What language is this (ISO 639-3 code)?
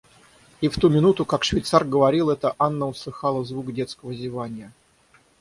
rus